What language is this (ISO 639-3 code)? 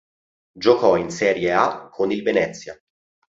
ita